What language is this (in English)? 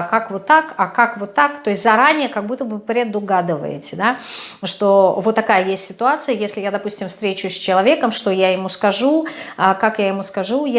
Russian